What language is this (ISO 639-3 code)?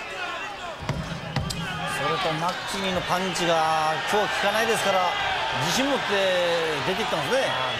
jpn